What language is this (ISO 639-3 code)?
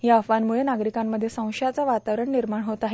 mar